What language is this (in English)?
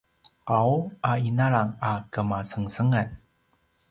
Paiwan